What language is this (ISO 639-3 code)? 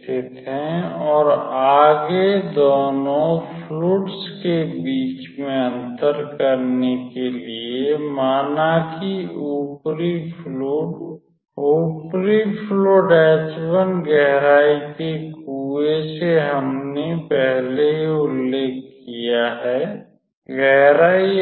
hin